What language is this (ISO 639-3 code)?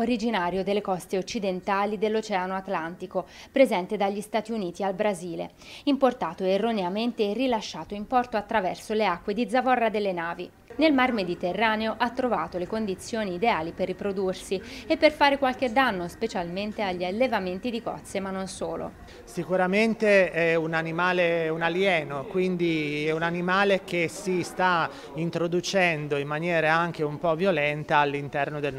ita